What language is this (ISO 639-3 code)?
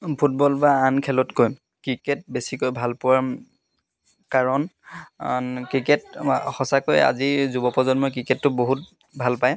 asm